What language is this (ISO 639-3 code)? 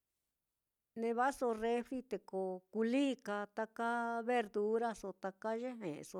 vmm